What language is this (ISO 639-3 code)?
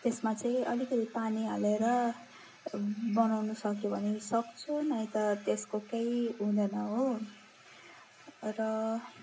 nep